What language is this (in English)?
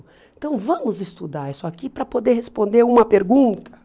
Portuguese